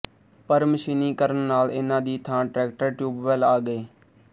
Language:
Punjabi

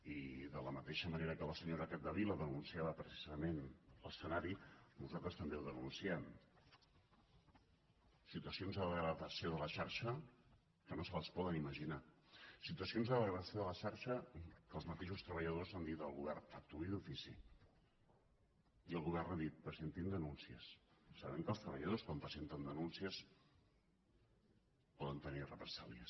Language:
Catalan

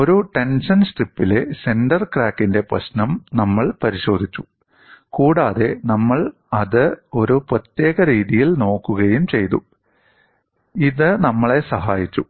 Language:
Malayalam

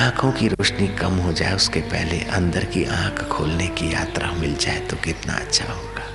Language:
Hindi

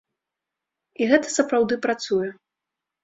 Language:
Belarusian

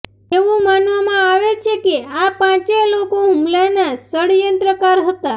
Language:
Gujarati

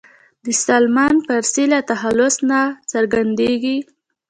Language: Pashto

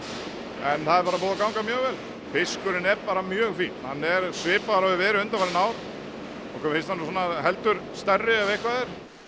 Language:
Icelandic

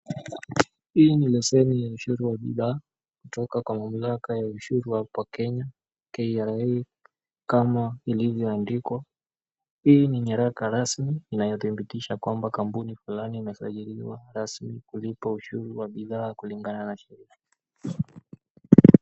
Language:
Swahili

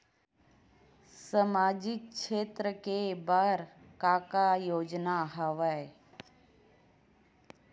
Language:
Chhattisgarhi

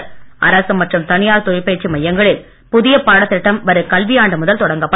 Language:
Tamil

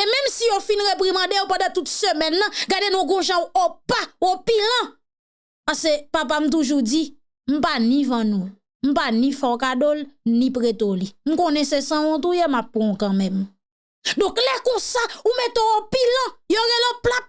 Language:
French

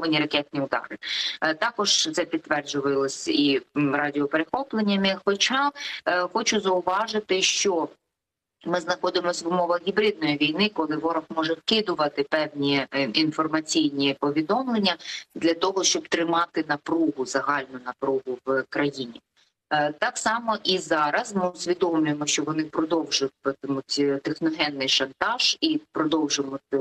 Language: Ukrainian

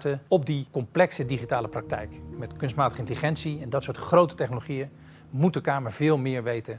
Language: Dutch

